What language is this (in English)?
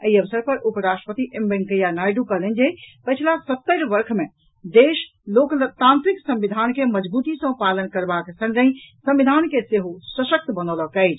Maithili